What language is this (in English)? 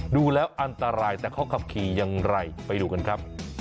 Thai